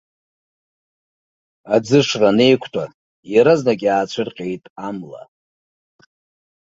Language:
Abkhazian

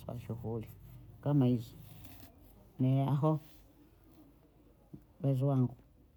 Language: Bondei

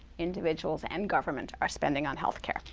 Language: English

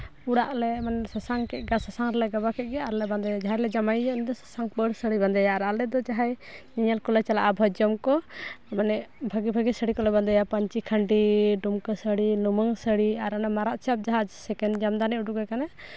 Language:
Santali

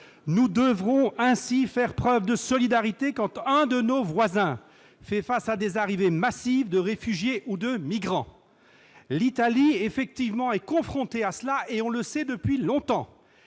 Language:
French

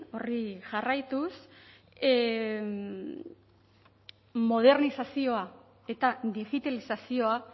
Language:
Basque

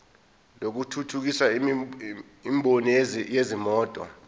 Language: Zulu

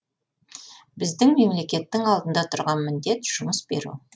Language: Kazakh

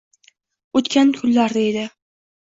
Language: Uzbek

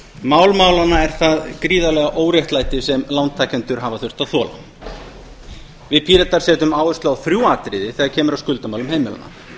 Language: Icelandic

